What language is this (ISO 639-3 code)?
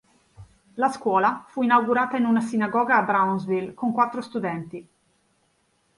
ita